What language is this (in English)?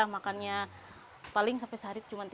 Indonesian